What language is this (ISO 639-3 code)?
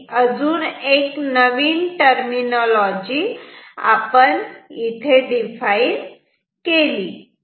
mar